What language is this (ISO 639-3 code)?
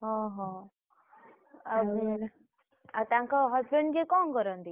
ori